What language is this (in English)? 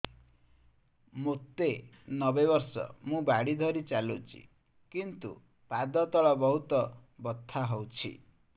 Odia